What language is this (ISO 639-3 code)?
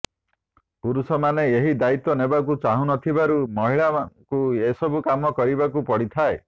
ori